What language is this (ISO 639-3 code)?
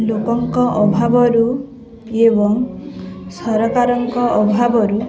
ori